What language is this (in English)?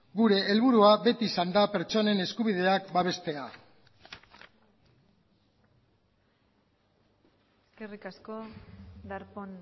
Basque